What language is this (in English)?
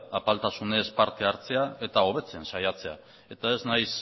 Basque